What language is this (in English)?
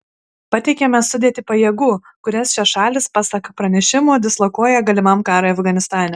Lithuanian